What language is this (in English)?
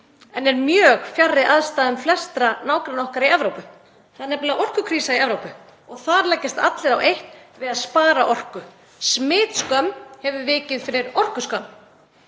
Icelandic